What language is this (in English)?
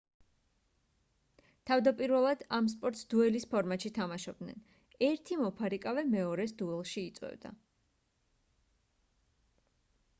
Georgian